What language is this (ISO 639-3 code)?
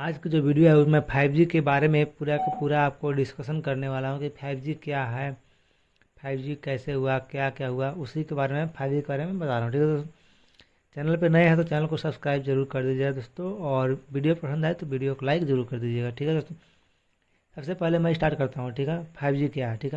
hin